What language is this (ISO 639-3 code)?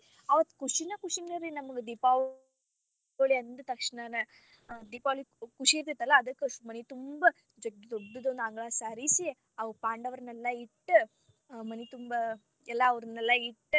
kan